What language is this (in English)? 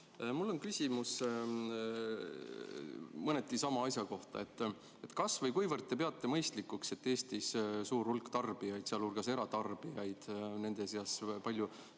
Estonian